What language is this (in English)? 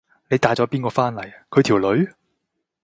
Cantonese